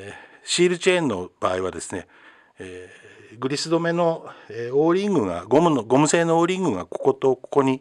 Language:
Japanese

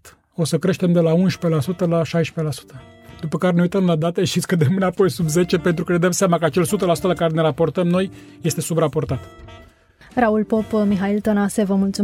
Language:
Romanian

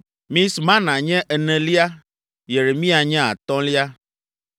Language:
Ewe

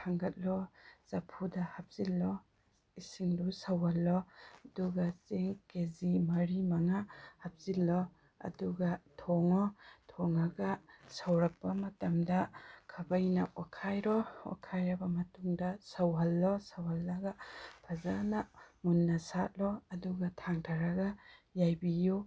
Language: Manipuri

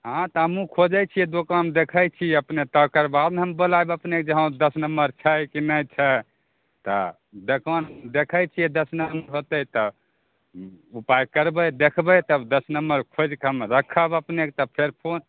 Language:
Maithili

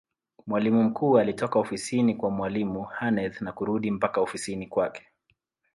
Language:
Swahili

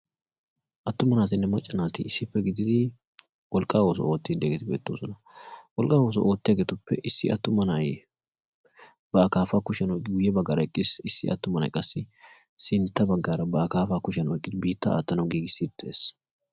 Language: Wolaytta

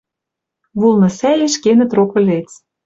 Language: Western Mari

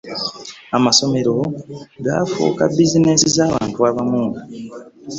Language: Ganda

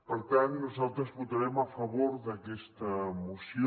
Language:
Catalan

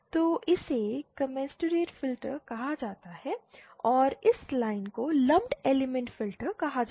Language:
Hindi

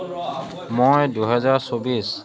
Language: Assamese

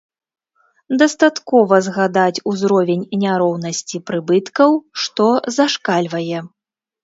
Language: Belarusian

